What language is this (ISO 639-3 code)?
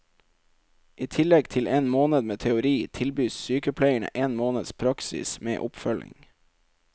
nor